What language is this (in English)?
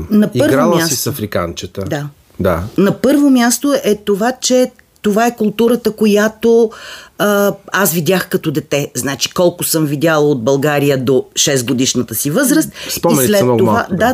Bulgarian